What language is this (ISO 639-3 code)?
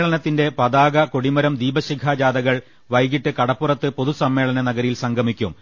mal